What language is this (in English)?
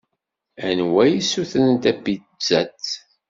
Kabyle